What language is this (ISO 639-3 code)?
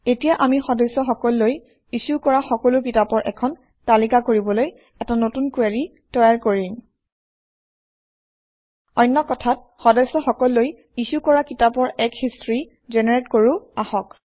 asm